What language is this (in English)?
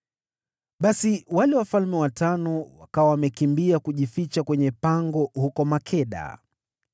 Swahili